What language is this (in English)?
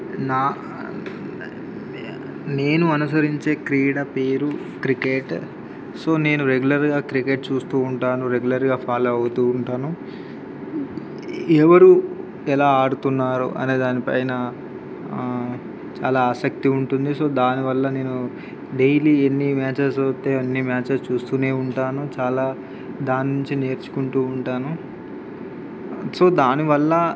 Telugu